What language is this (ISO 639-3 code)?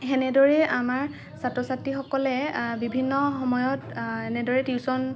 asm